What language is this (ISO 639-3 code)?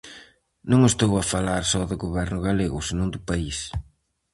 glg